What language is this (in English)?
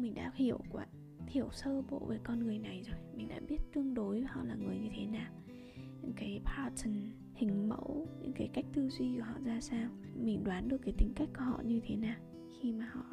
Vietnamese